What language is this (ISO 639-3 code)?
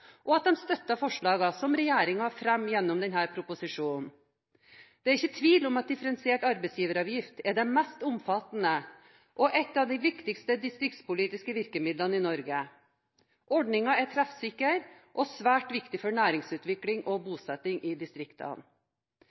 nob